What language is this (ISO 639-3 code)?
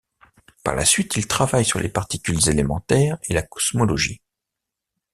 fra